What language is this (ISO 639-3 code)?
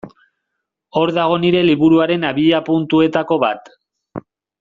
eus